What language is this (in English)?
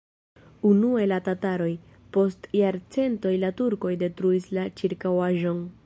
Esperanto